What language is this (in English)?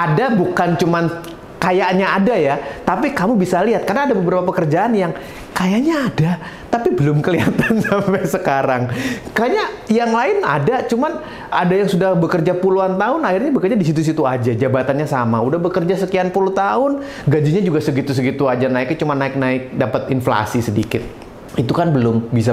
Indonesian